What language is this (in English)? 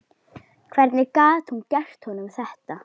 Icelandic